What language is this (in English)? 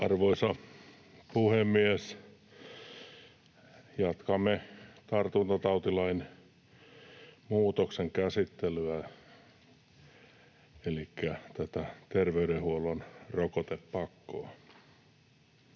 Finnish